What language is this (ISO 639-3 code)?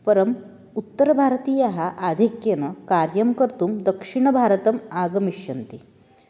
san